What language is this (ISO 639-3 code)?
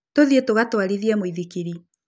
kik